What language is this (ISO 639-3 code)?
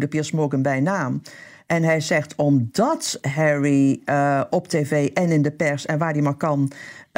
nld